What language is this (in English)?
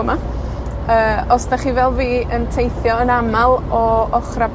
Welsh